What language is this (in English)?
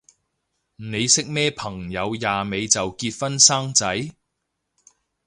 Cantonese